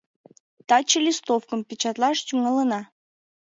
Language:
Mari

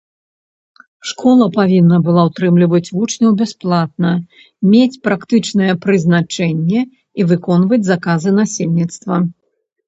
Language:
Belarusian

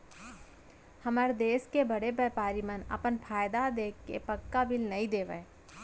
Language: Chhattisgarhi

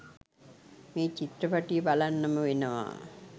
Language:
Sinhala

